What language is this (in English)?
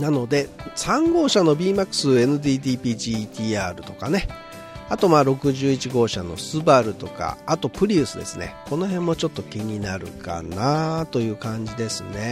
Japanese